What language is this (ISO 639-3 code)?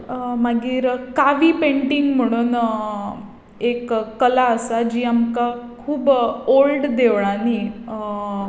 kok